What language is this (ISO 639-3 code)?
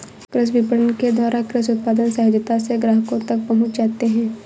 hin